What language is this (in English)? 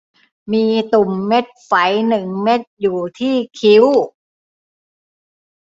Thai